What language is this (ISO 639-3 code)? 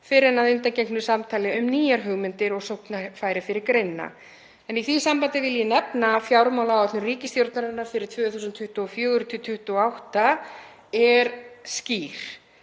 isl